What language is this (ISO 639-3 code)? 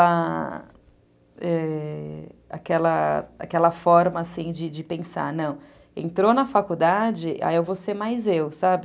por